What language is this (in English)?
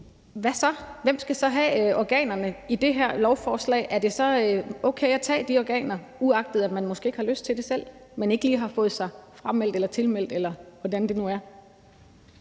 Danish